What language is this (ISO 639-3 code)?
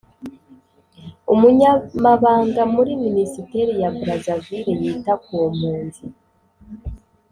kin